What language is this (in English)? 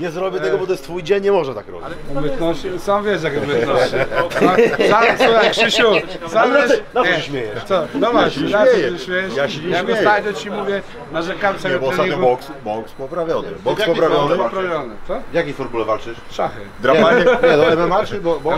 Polish